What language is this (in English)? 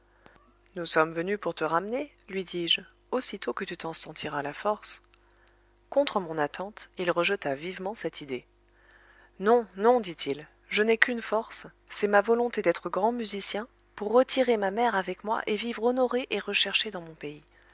French